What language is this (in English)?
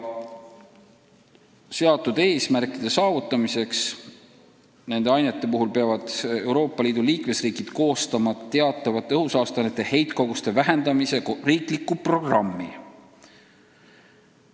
Estonian